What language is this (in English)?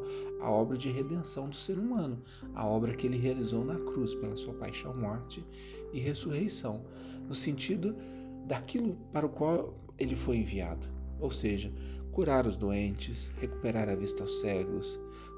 Portuguese